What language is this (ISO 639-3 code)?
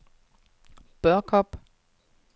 dan